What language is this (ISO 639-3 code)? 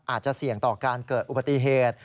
tha